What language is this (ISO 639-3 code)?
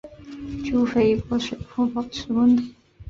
zho